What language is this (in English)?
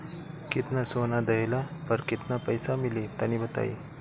Bhojpuri